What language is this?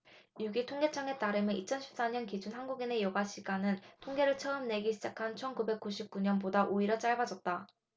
Korean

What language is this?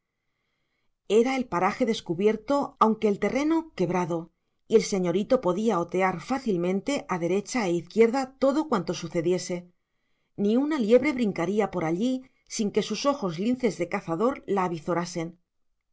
Spanish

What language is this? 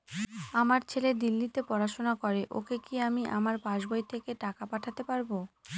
Bangla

